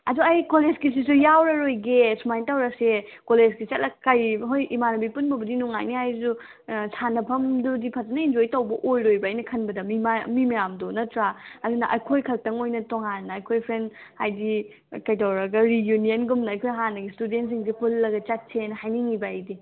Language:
Manipuri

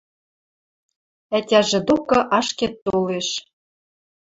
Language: Western Mari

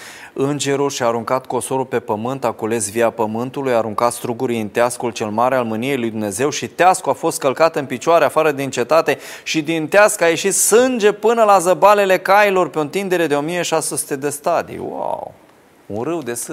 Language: Romanian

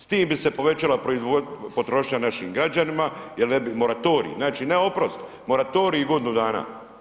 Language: Croatian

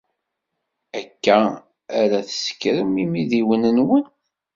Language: Kabyle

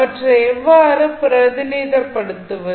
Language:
Tamil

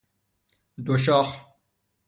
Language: Persian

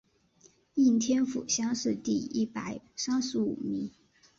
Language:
Chinese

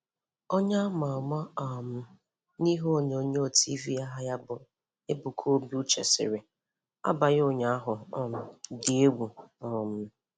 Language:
Igbo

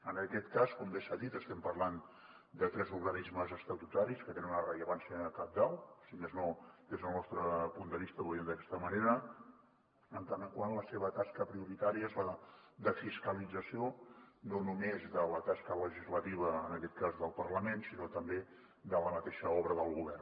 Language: Catalan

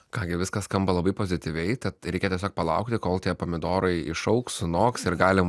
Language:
Lithuanian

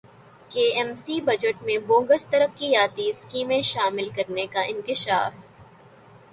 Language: Urdu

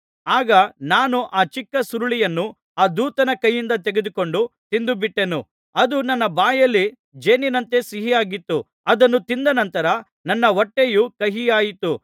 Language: Kannada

